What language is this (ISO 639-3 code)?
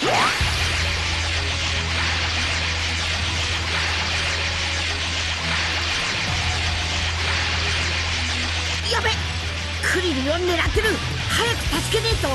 jpn